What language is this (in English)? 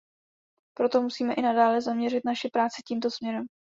Czech